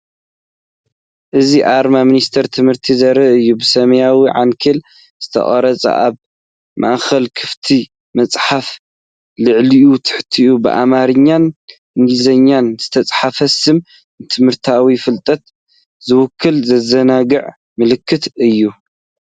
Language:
Tigrinya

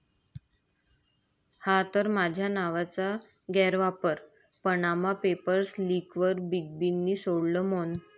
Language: Marathi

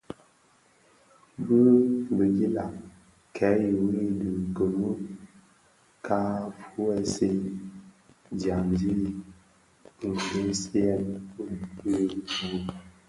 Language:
Bafia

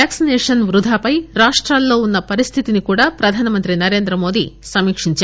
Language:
Telugu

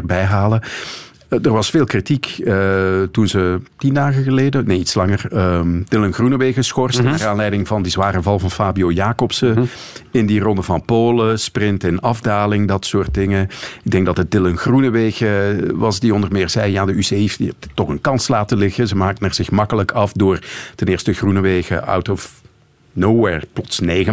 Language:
Dutch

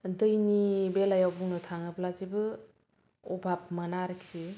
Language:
Bodo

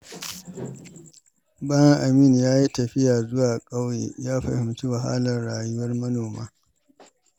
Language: Hausa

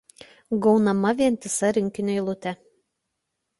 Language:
Lithuanian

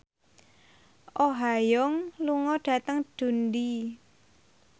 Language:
Javanese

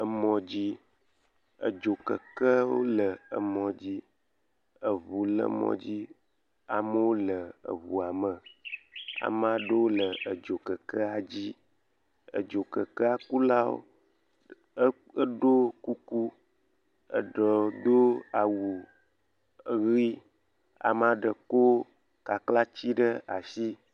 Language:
Ewe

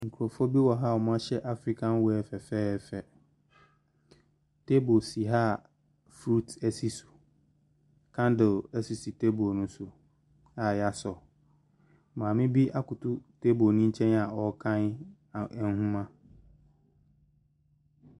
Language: Akan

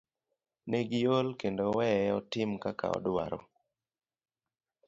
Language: Luo (Kenya and Tanzania)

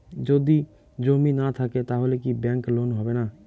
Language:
Bangla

